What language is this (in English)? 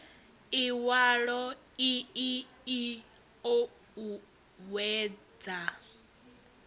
Venda